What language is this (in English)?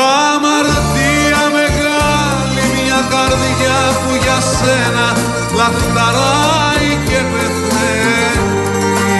Greek